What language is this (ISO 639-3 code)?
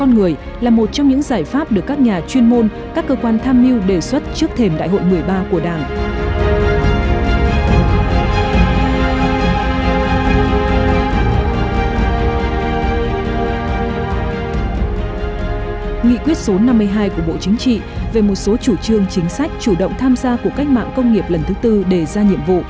vie